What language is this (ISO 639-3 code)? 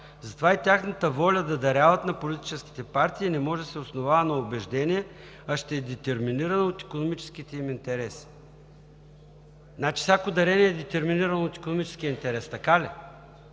bul